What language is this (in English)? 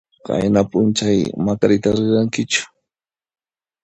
Puno Quechua